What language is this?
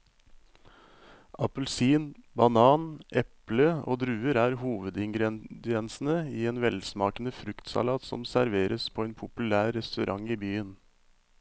Norwegian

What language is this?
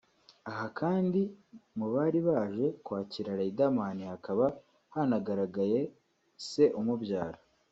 Kinyarwanda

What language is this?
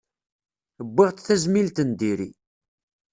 Kabyle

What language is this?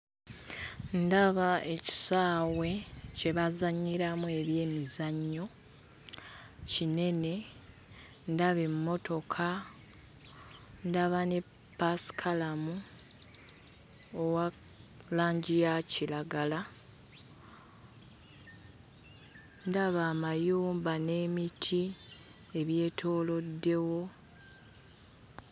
Ganda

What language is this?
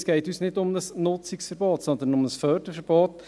Swiss German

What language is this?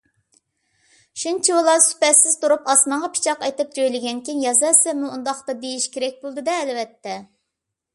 Uyghur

